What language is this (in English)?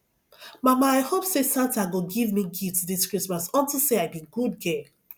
Nigerian Pidgin